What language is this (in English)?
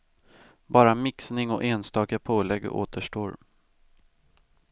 Swedish